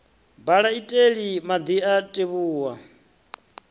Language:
Venda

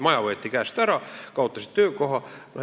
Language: Estonian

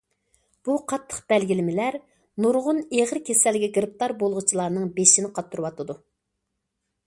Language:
Uyghur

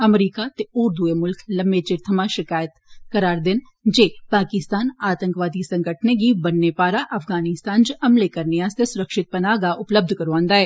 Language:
Dogri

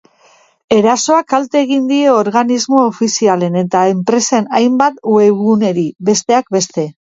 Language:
Basque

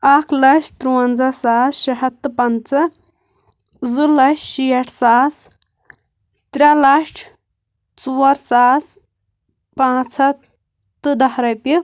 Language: Kashmiri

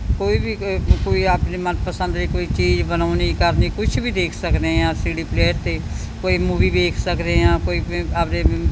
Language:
Punjabi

